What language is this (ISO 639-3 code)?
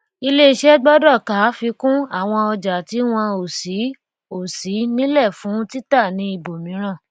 yor